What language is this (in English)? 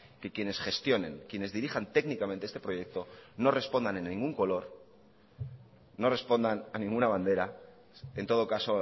Spanish